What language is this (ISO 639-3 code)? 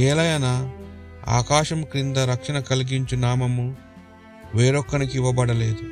tel